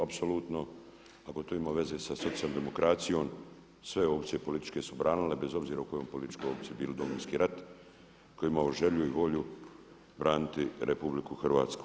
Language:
Croatian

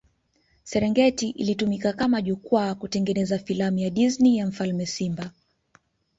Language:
Swahili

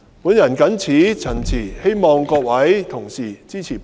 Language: Cantonese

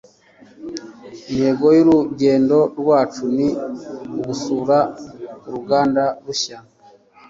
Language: Kinyarwanda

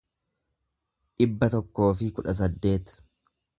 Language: Oromo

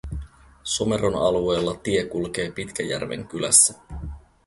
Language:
Finnish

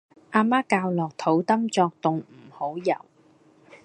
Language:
Cantonese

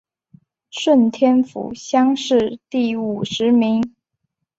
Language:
Chinese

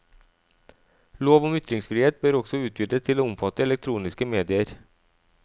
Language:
Norwegian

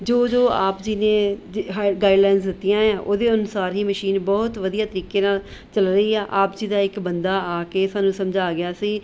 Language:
Punjabi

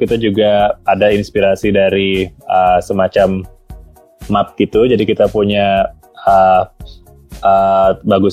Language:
Indonesian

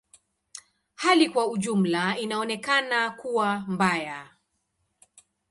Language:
Swahili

